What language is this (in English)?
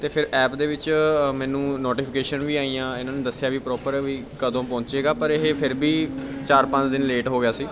Punjabi